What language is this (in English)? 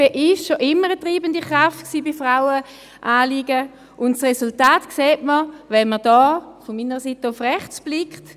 Swiss German